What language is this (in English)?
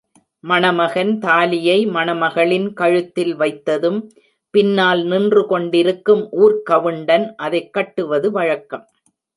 Tamil